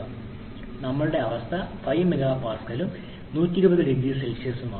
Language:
Malayalam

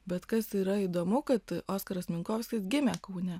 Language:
Lithuanian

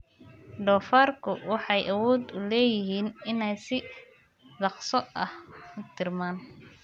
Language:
Somali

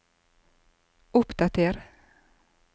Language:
Norwegian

